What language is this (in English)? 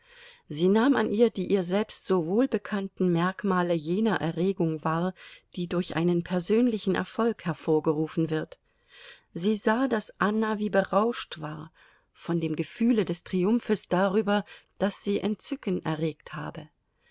German